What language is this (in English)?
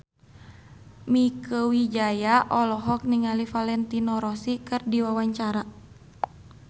Sundanese